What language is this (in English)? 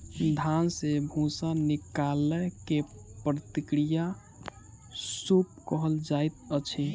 Maithili